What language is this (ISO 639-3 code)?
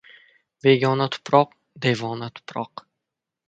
uzb